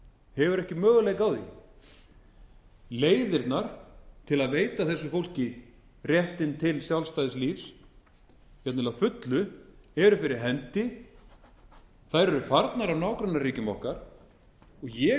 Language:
Icelandic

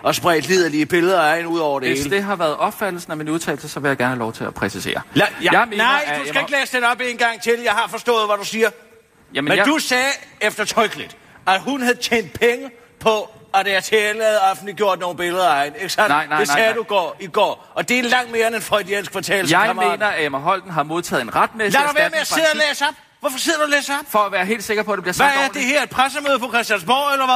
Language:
Danish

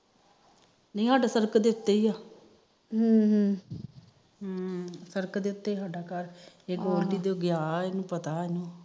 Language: Punjabi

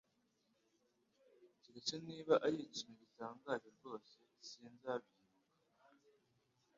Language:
Kinyarwanda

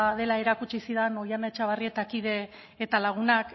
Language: Basque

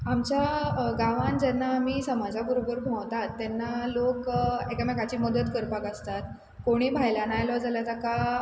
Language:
Konkani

